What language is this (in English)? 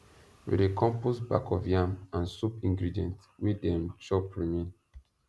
Nigerian Pidgin